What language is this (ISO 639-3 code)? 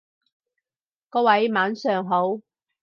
yue